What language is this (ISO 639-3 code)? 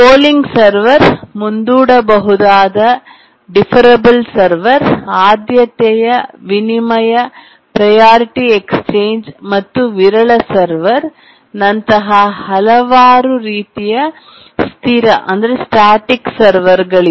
kan